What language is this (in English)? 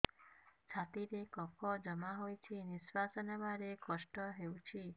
Odia